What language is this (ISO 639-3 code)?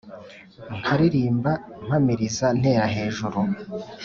kin